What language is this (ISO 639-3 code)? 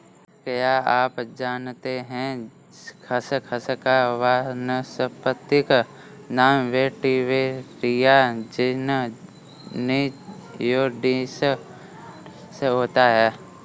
hin